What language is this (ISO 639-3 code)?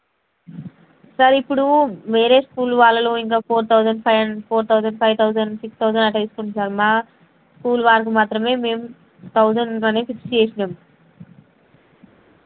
tel